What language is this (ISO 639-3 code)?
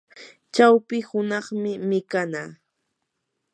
qur